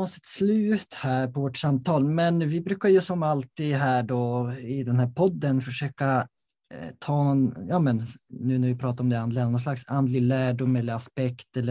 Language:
Swedish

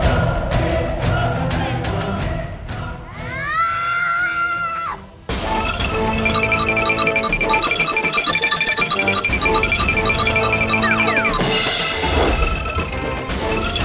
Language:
Indonesian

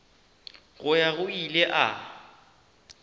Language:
Northern Sotho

